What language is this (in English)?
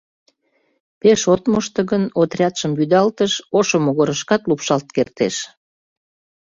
Mari